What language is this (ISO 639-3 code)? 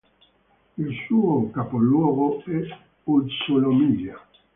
ita